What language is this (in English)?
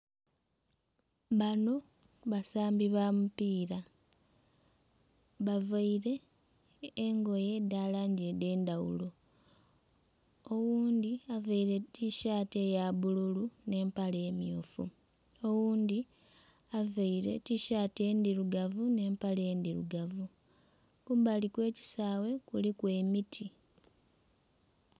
Soga